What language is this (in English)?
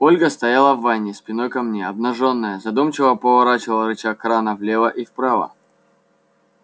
Russian